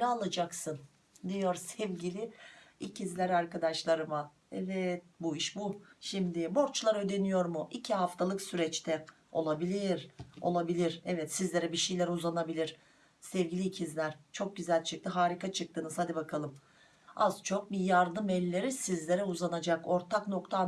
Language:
Turkish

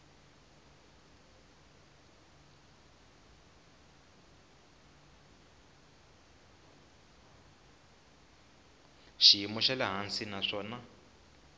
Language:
Tsonga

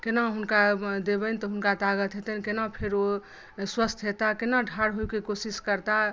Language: Maithili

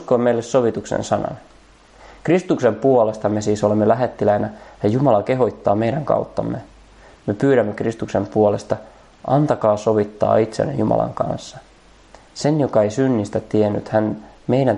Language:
Finnish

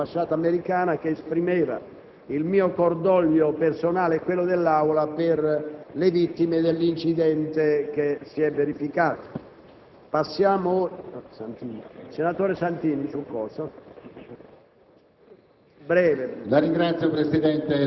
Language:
Italian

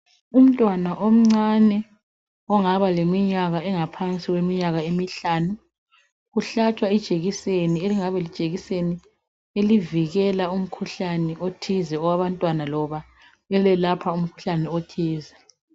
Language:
North Ndebele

